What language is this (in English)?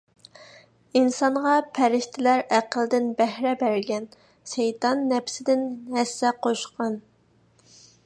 Uyghur